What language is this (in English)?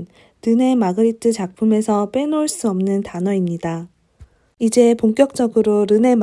Korean